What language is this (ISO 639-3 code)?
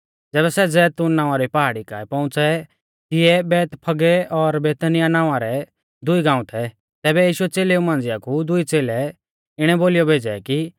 bfz